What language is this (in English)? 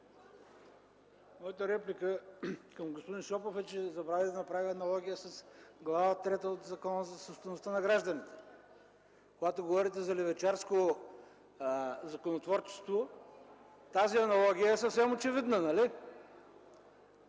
Bulgarian